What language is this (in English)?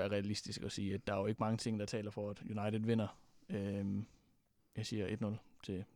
Danish